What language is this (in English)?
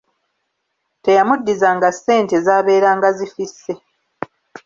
Ganda